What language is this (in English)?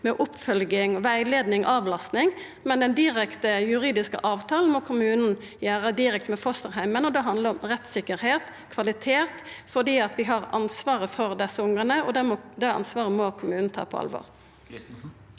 Norwegian